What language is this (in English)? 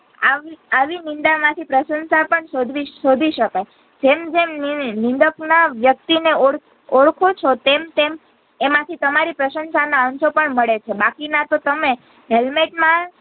Gujarati